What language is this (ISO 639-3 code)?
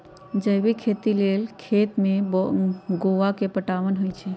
mag